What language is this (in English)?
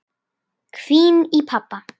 Icelandic